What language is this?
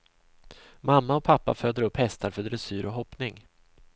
Swedish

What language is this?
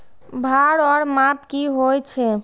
Maithili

